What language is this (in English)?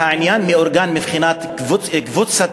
Hebrew